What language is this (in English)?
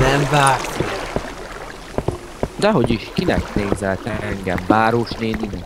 Hungarian